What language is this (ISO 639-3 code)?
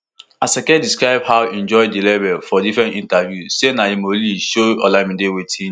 pcm